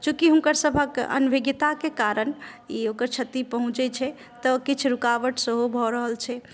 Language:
Maithili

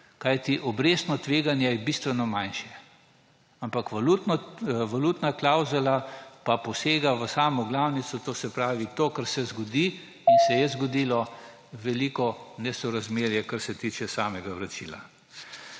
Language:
Slovenian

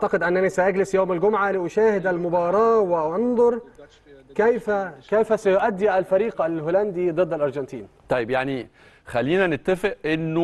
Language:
Arabic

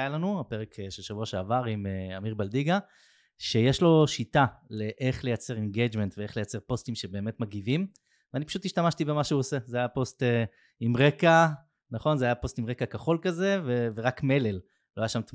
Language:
Hebrew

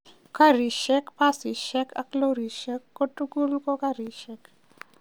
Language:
Kalenjin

